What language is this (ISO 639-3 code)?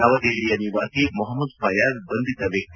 kan